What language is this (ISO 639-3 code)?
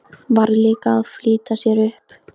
isl